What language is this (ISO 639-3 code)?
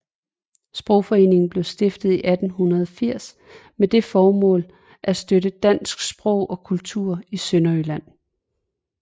dan